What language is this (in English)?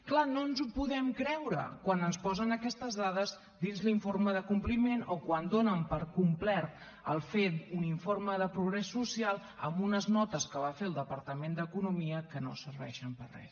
Catalan